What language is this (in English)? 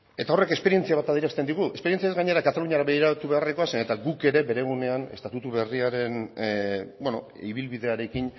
Basque